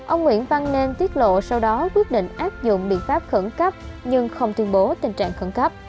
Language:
Vietnamese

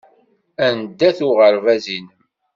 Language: Kabyle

